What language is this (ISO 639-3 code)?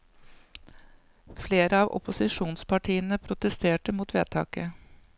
nor